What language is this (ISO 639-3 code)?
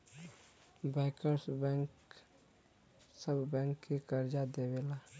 bho